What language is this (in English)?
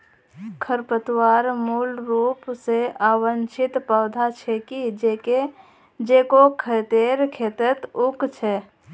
Magahi